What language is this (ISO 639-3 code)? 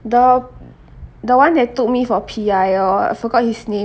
eng